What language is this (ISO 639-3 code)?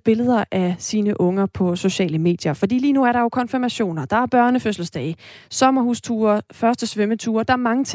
dan